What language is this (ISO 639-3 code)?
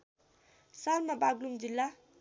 nep